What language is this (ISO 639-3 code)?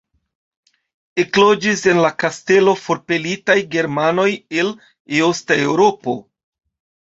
epo